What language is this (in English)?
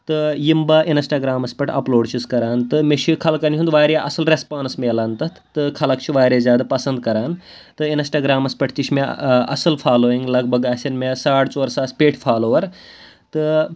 Kashmiri